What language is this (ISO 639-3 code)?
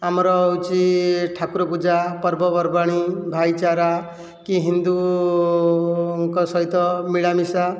ori